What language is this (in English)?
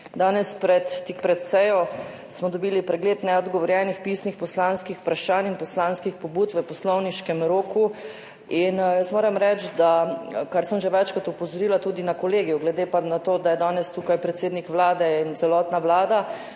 Slovenian